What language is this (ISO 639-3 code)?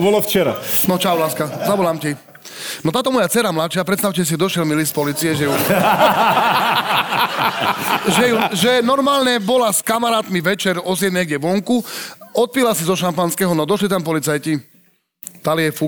slk